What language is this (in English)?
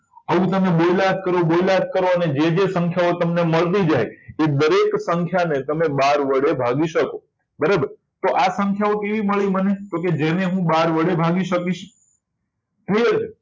Gujarati